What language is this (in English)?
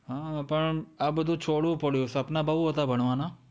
Gujarati